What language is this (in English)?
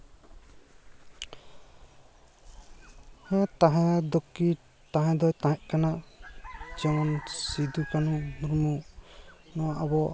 Santali